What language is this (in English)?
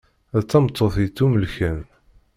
Kabyle